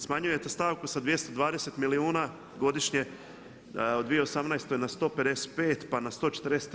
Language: Croatian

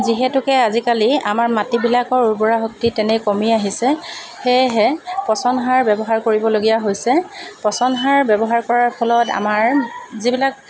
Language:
Assamese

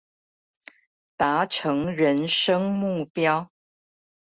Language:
Chinese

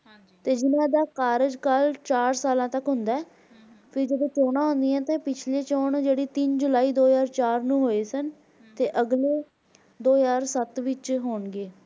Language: Punjabi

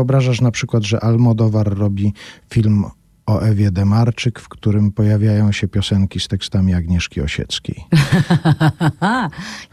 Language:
Polish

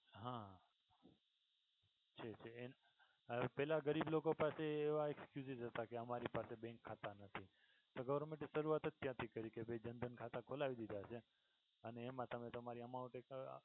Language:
Gujarati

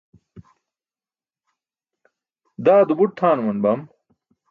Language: Burushaski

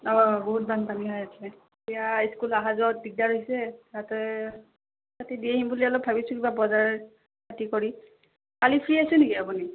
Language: Assamese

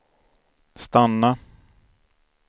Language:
Swedish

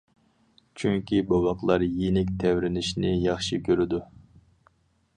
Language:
Uyghur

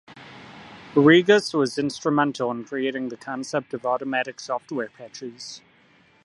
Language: English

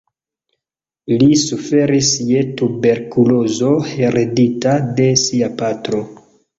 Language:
Esperanto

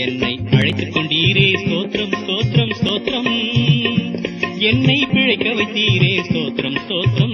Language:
English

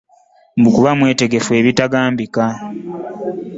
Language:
Ganda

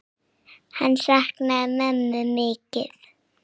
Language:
Icelandic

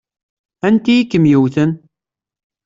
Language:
Kabyle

